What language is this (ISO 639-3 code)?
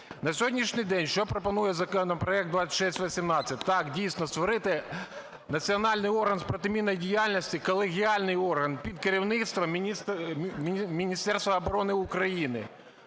ukr